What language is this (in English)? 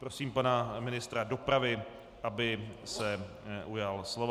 Czech